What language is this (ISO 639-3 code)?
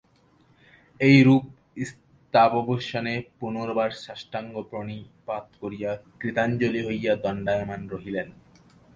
ben